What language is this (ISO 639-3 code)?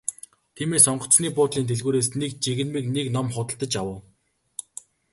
mon